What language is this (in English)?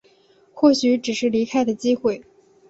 Chinese